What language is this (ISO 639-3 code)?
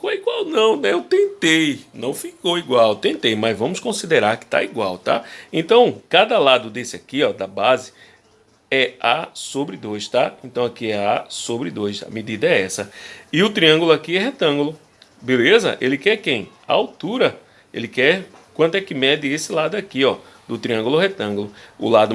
por